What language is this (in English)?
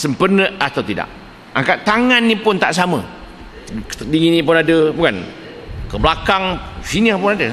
Malay